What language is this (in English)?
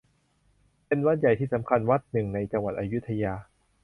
Thai